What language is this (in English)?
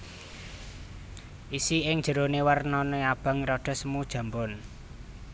Javanese